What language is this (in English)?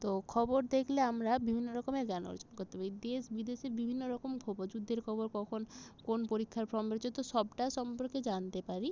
Bangla